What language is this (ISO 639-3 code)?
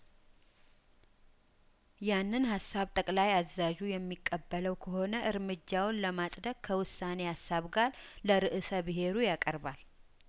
amh